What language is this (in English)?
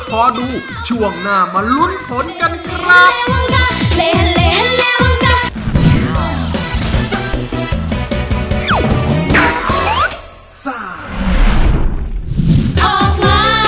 Thai